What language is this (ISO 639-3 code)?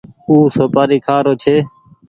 gig